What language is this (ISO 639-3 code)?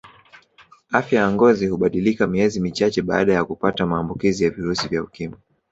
swa